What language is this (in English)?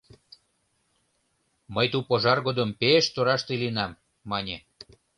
Mari